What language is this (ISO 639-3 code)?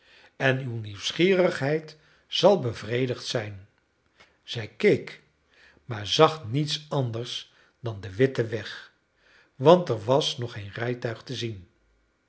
nld